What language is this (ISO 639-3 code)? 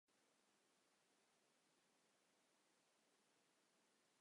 ara